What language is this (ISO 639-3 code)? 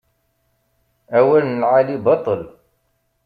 kab